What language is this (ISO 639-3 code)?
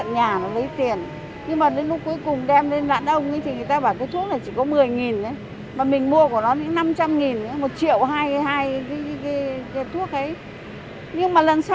vie